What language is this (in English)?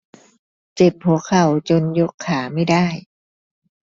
Thai